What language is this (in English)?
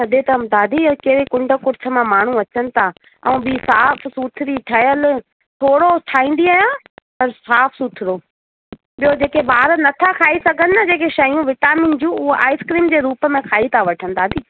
Sindhi